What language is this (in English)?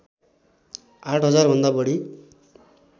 Nepali